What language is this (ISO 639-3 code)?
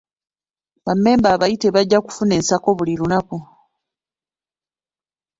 lug